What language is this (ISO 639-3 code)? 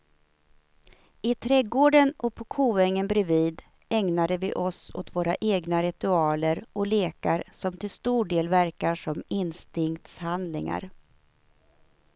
swe